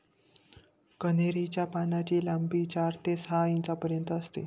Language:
Marathi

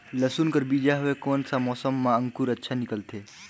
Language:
Chhattisgarhi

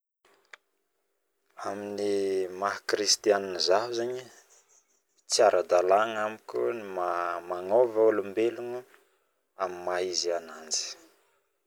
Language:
Northern Betsimisaraka Malagasy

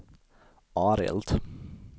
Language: Swedish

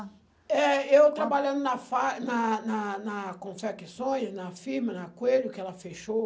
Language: Portuguese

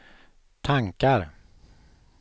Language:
Swedish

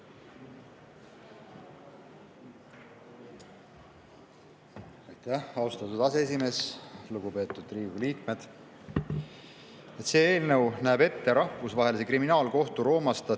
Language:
Estonian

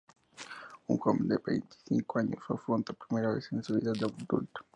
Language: Spanish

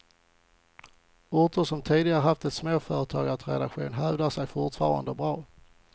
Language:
Swedish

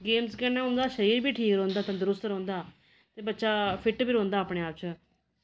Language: Dogri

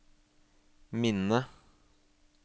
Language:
Norwegian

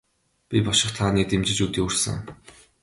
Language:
Mongolian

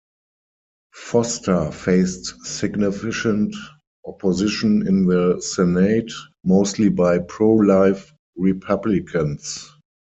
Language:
English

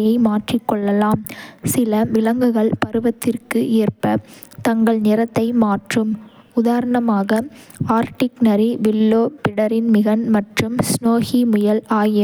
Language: Kota (India)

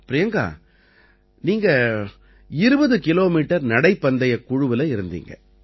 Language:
Tamil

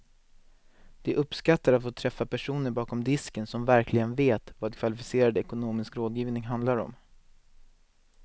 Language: Swedish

